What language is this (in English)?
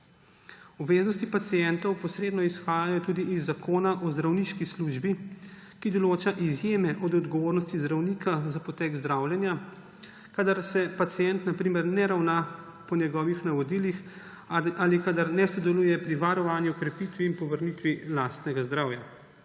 Slovenian